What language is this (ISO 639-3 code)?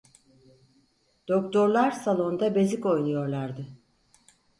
tur